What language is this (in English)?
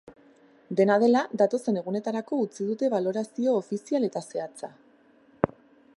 Basque